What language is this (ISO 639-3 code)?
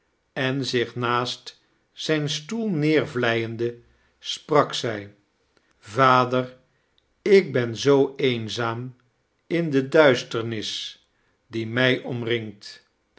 nld